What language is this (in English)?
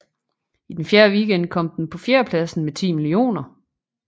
Danish